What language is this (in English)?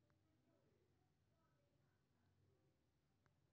Maithili